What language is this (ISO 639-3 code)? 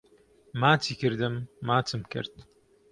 ckb